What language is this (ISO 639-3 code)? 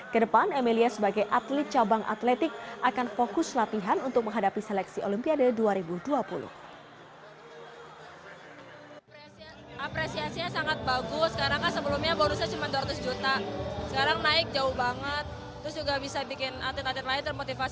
ind